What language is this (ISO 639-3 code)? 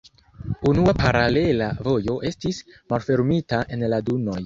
epo